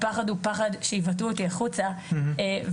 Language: Hebrew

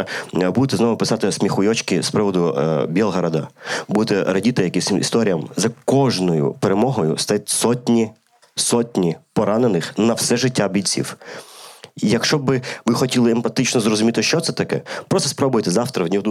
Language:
Ukrainian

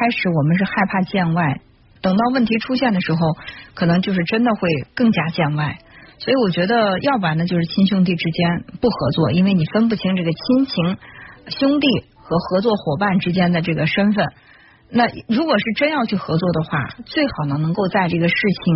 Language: Chinese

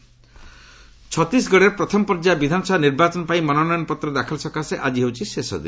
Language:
Odia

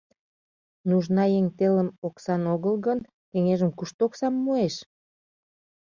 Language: Mari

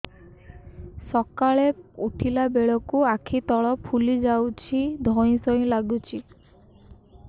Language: Odia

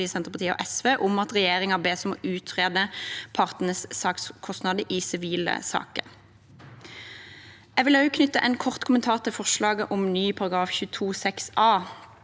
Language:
Norwegian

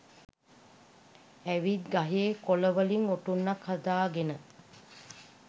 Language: Sinhala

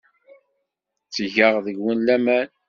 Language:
Kabyle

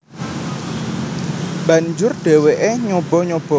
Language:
Javanese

